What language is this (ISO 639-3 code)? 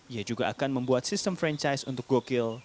ind